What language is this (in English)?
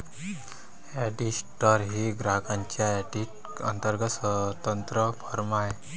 Marathi